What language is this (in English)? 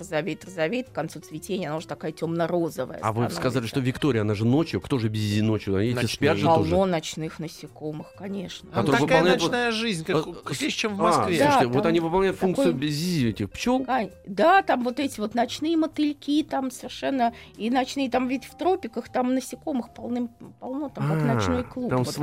Russian